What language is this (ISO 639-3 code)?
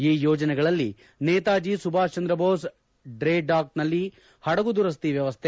kan